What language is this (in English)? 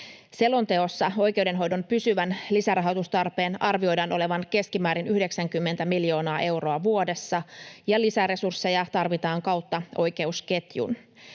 Finnish